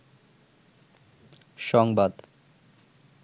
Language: Bangla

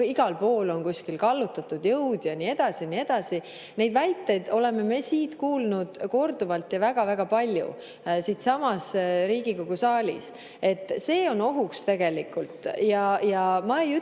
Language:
Estonian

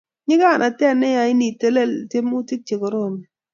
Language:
Kalenjin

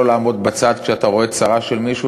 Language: Hebrew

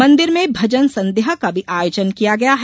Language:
Hindi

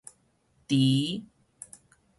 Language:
Min Nan Chinese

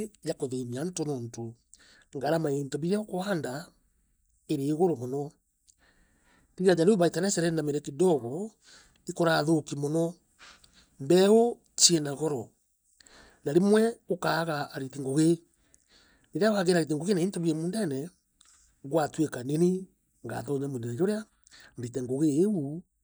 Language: Meru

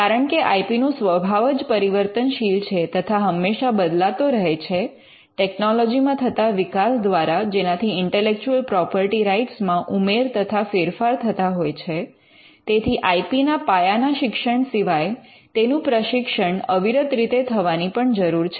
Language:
Gujarati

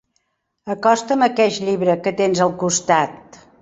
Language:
Catalan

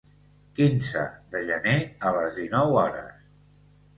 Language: Catalan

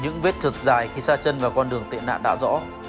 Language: Vietnamese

